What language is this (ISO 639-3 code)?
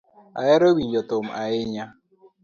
luo